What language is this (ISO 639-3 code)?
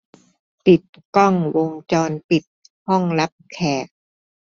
tha